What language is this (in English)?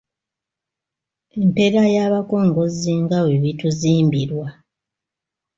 Ganda